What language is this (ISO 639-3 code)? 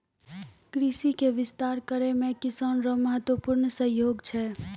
mai